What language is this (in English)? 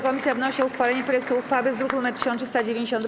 Polish